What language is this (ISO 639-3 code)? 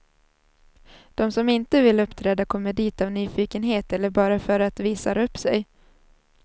swe